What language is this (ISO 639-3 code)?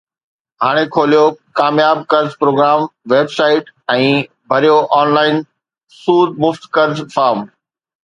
snd